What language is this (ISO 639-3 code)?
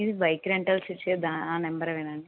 tel